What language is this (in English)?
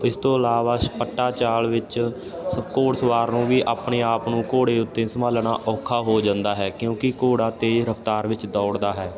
Punjabi